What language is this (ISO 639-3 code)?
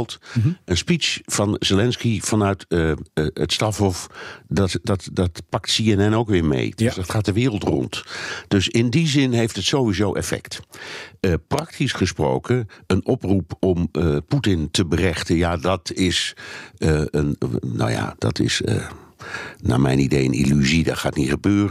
nld